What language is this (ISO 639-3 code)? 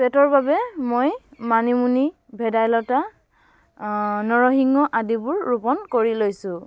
asm